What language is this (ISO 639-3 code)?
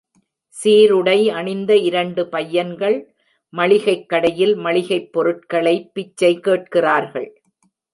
tam